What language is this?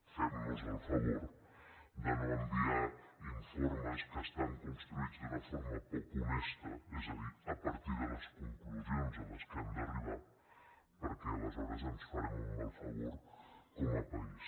Catalan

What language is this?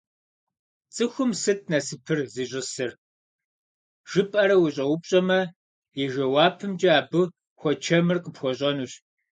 Kabardian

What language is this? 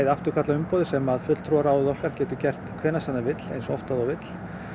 Icelandic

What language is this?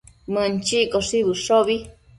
Matsés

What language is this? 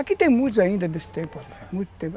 Portuguese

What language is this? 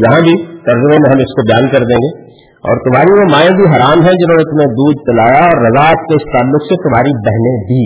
Urdu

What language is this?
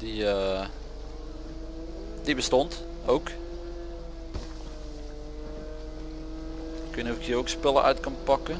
Dutch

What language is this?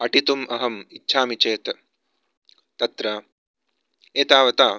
Sanskrit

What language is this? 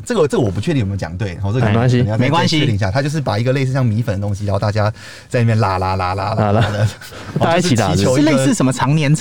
Chinese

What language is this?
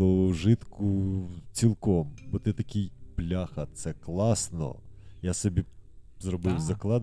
Ukrainian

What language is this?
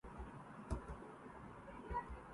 Urdu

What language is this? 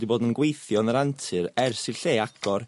Welsh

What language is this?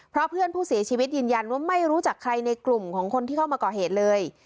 Thai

